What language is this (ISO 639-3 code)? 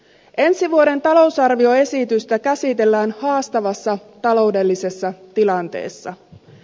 fin